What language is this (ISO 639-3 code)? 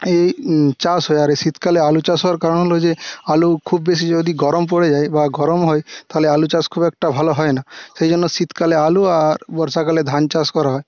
ben